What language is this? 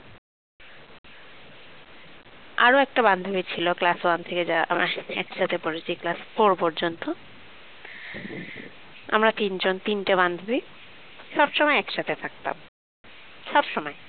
Bangla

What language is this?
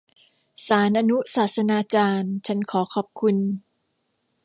Thai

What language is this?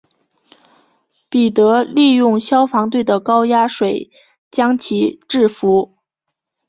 Chinese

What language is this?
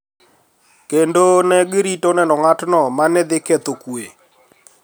Luo (Kenya and Tanzania)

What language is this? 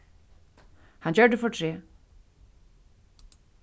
Faroese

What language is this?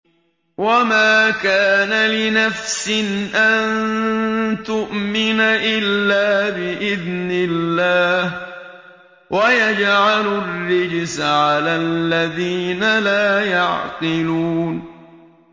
Arabic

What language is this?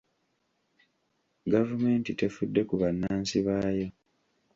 Ganda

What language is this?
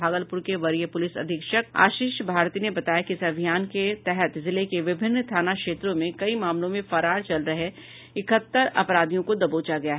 Hindi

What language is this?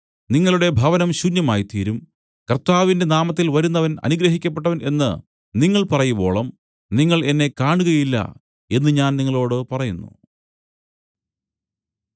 Malayalam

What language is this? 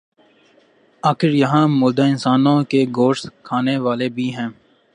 Urdu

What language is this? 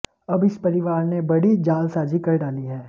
Hindi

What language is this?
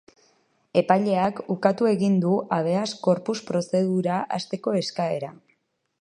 Basque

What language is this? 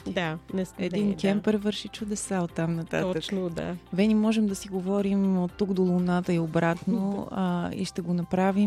Bulgarian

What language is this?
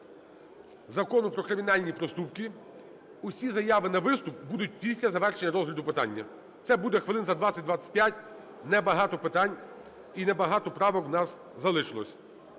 Ukrainian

